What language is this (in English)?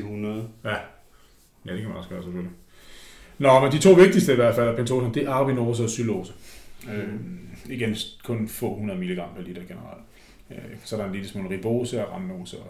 Danish